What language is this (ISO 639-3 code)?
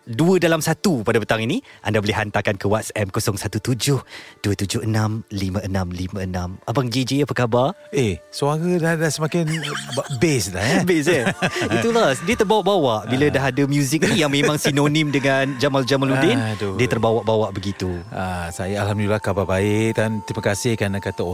msa